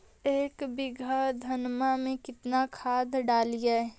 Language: Magahi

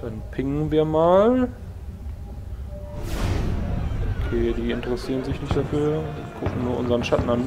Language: German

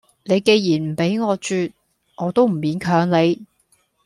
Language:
Cantonese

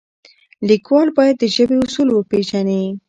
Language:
Pashto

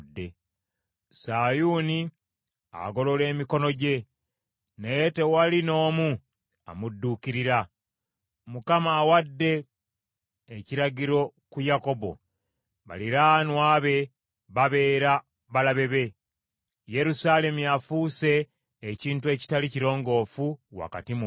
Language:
Ganda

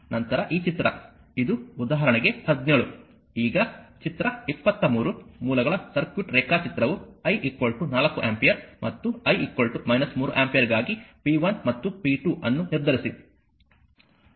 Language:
Kannada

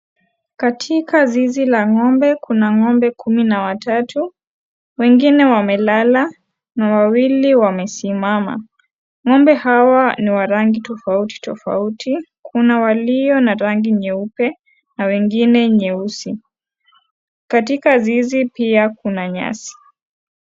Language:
Swahili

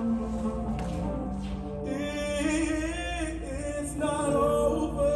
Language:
English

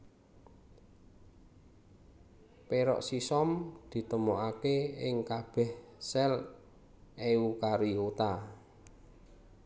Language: Javanese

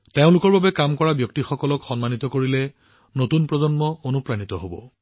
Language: Assamese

